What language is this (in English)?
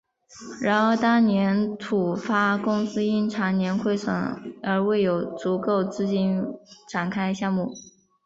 Chinese